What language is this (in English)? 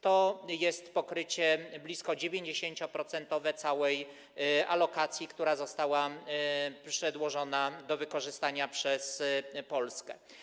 Polish